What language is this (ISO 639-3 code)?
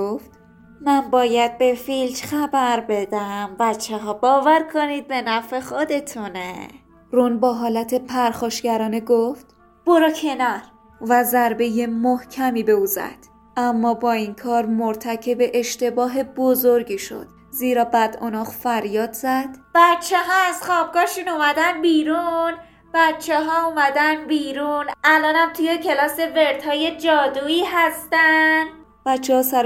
fas